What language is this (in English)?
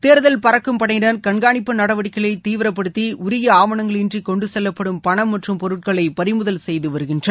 Tamil